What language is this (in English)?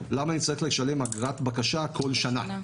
Hebrew